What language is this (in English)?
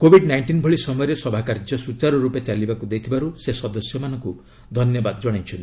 Odia